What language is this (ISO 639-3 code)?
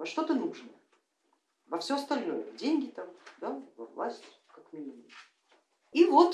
rus